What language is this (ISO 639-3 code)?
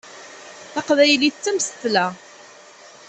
kab